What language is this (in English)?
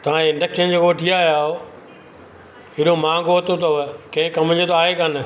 Sindhi